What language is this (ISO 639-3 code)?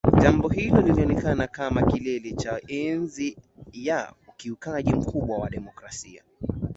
swa